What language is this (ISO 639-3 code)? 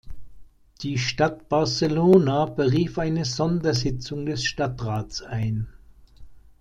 deu